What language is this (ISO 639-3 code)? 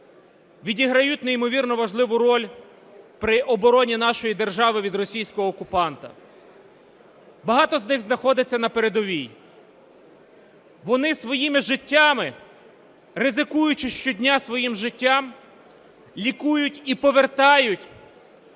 ukr